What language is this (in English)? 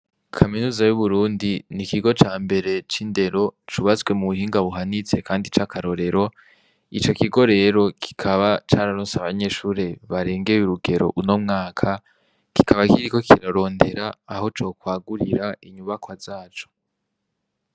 Rundi